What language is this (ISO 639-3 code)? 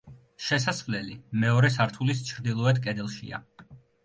kat